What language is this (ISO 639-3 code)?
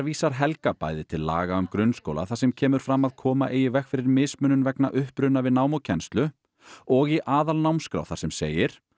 isl